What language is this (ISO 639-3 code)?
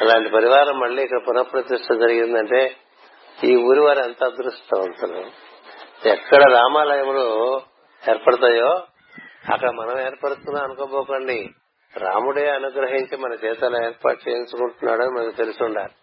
tel